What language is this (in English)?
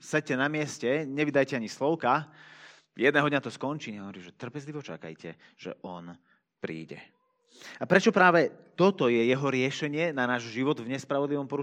Slovak